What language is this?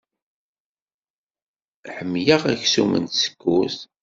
Kabyle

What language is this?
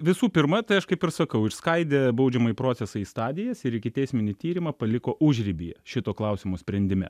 Lithuanian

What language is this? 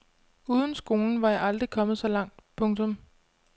Danish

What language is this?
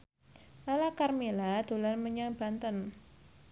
Javanese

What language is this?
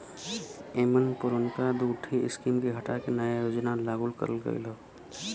Bhojpuri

